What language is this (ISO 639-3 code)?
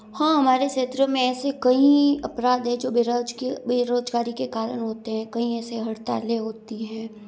hin